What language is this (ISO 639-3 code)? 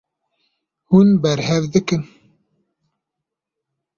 kur